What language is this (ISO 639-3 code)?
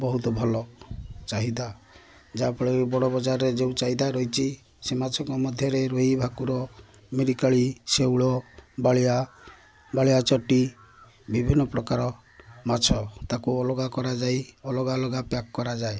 ori